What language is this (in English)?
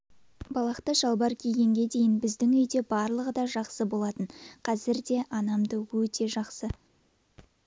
Kazakh